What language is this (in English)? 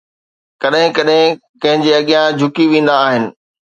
Sindhi